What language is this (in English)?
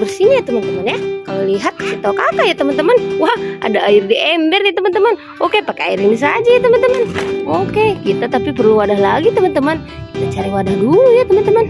Indonesian